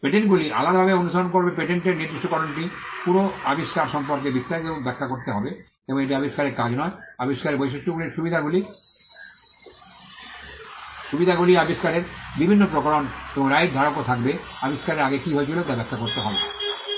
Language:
Bangla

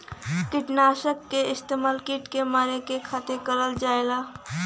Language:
Bhojpuri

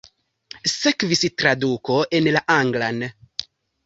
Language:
Esperanto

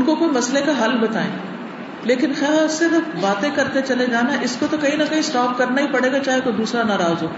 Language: Urdu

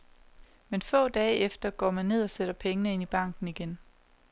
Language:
Danish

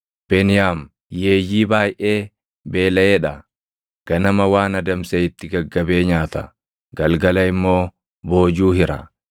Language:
Oromo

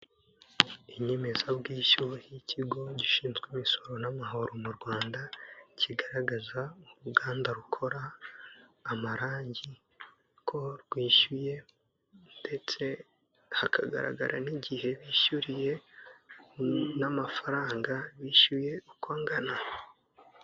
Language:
Kinyarwanda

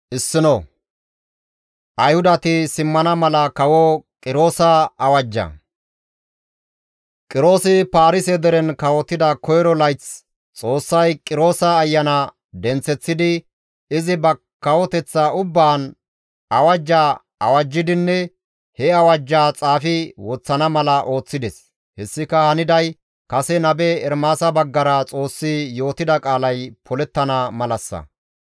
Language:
Gamo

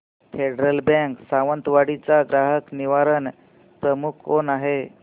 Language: Marathi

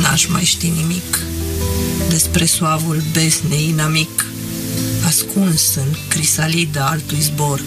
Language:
Romanian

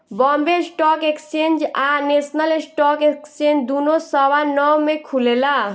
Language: Bhojpuri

